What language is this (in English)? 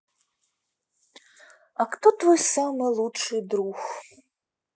Russian